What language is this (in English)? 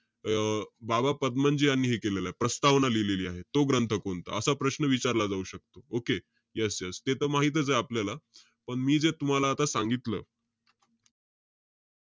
Marathi